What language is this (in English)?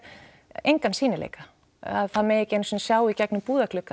Icelandic